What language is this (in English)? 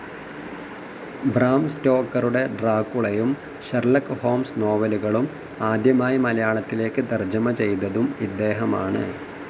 Malayalam